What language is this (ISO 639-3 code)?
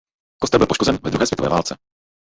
ces